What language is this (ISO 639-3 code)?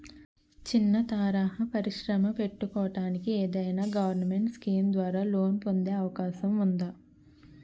tel